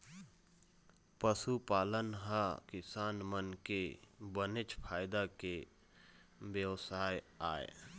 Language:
Chhattisgarhi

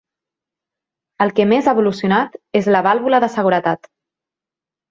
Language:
Catalan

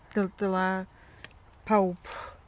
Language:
Welsh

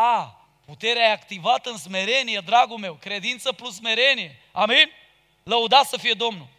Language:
Romanian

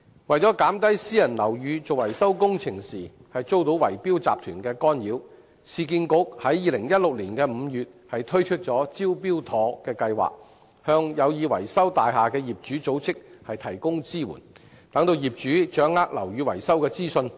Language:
Cantonese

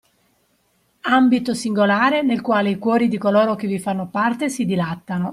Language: Italian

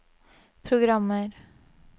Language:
Norwegian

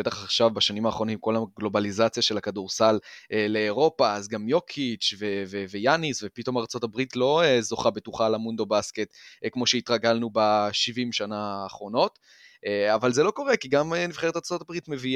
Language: Hebrew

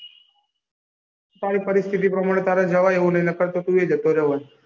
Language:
Gujarati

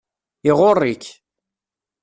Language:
Kabyle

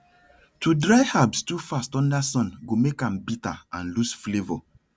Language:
Nigerian Pidgin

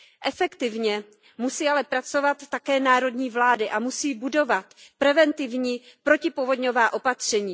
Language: Czech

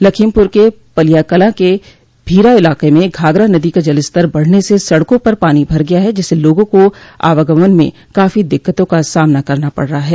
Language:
Hindi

